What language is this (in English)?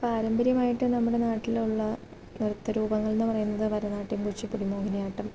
Malayalam